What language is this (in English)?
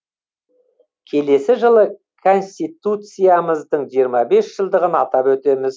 Kazakh